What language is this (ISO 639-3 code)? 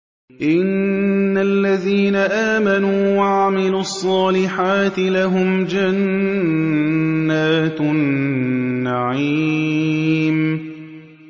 ara